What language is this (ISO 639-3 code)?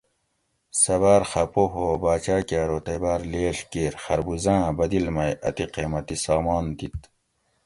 gwc